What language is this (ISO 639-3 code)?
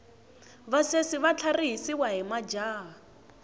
tso